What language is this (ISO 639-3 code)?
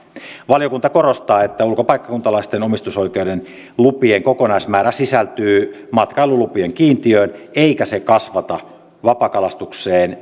fin